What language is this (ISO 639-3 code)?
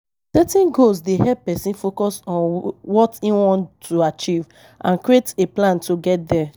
pcm